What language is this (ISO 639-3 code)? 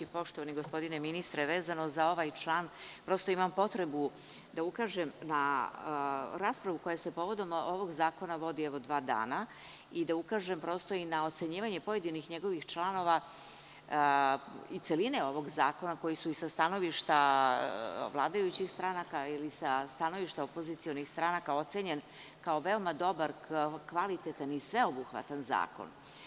srp